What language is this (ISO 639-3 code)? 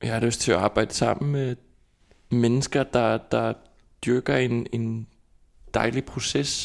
dan